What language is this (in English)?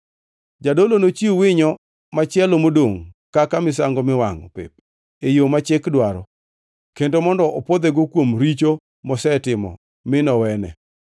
Luo (Kenya and Tanzania)